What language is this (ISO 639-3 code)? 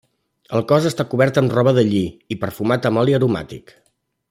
cat